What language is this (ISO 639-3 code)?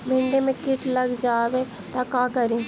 mag